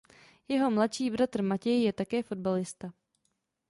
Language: Czech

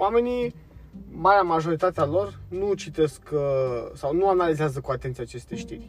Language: Romanian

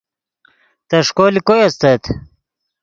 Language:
Yidgha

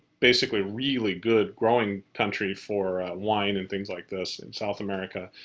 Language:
English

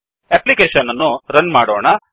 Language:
Kannada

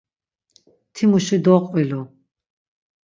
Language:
Laz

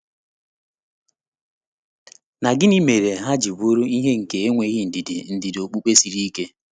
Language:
Igbo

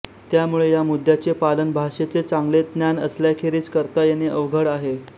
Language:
Marathi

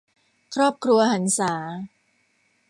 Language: Thai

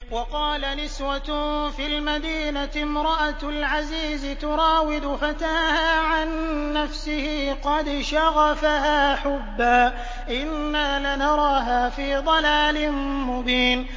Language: Arabic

